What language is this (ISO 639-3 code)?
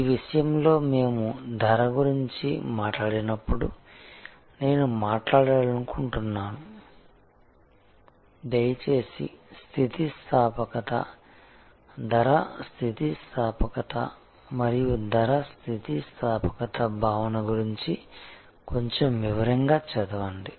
tel